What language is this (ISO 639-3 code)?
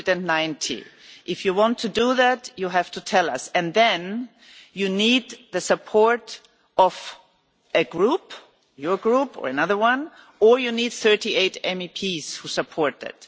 eng